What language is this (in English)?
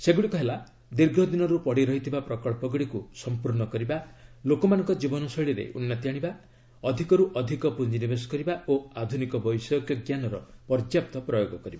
Odia